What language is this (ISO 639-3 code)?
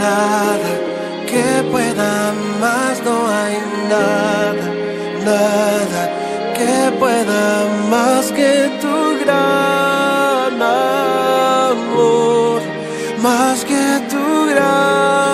spa